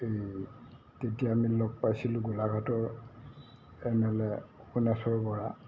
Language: Assamese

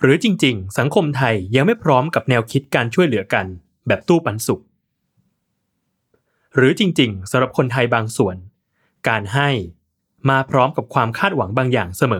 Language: Thai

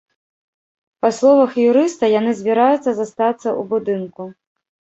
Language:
Belarusian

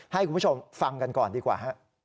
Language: Thai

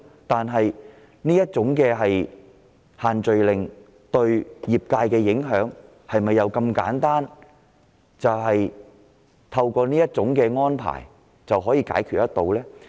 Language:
Cantonese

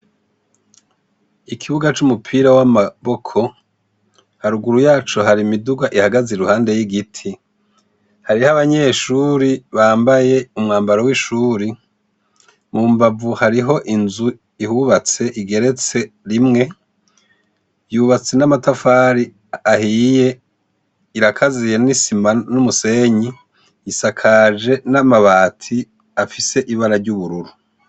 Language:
Rundi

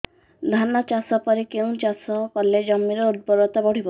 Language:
Odia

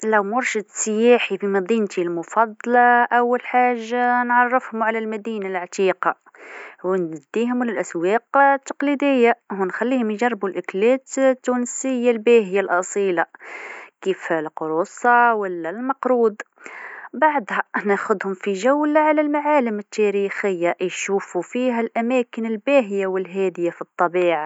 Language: Tunisian Arabic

